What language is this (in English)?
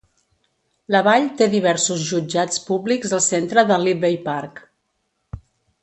Catalan